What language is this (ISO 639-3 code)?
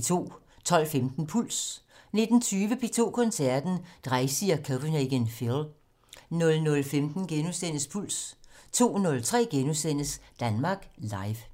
dan